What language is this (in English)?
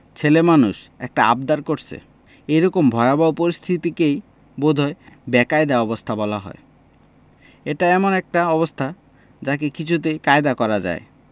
Bangla